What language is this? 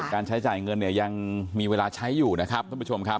Thai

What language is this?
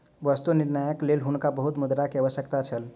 Maithili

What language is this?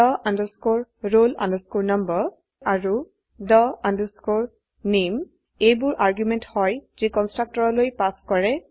Assamese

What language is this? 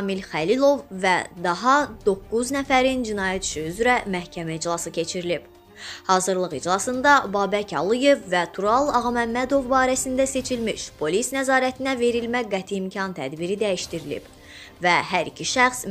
Turkish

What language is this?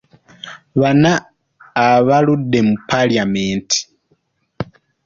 Ganda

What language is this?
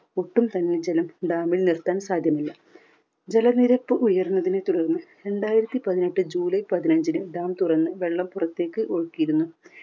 Malayalam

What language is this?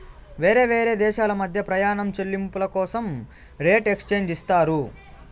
Telugu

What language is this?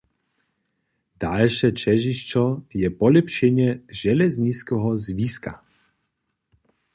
Upper Sorbian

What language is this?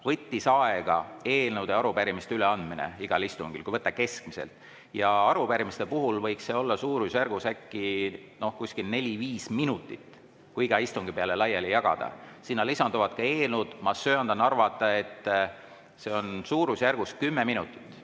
Estonian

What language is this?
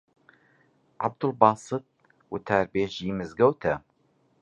Central Kurdish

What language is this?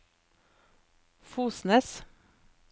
Norwegian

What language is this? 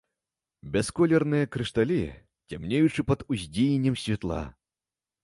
Belarusian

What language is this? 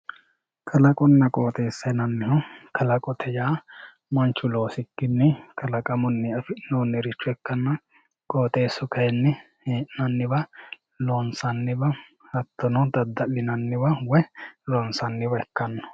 Sidamo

